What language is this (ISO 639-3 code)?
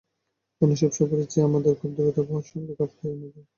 ben